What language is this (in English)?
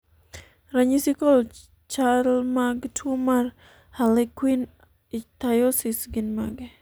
Luo (Kenya and Tanzania)